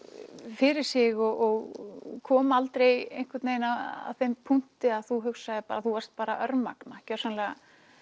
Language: Icelandic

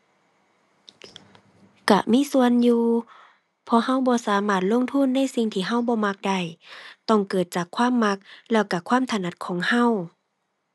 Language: Thai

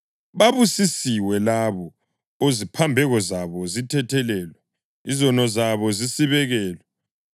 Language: North Ndebele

